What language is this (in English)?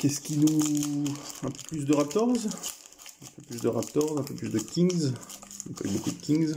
French